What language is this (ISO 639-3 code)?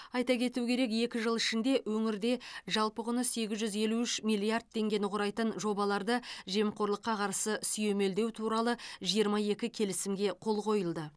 kaz